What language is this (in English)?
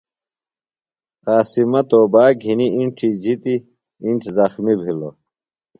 Phalura